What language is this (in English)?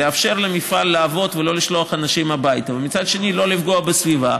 Hebrew